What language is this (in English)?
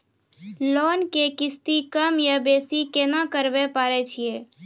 Maithili